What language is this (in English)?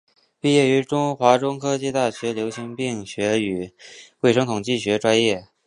Chinese